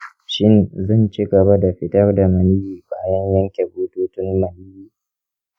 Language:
Hausa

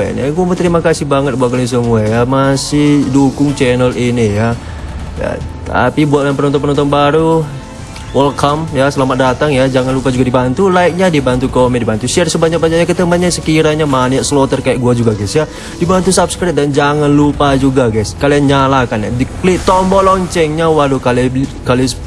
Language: Indonesian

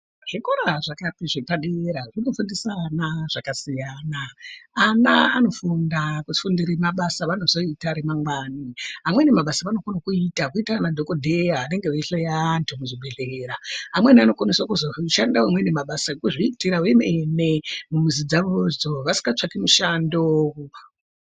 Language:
Ndau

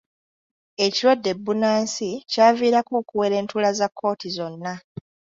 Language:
Ganda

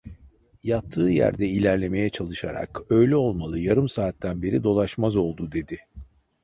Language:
Turkish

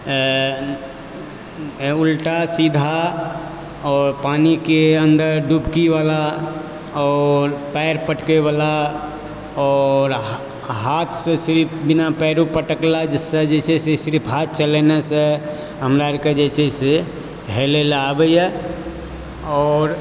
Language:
Maithili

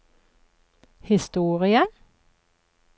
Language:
Norwegian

